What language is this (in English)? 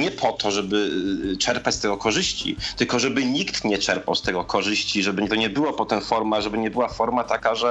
Polish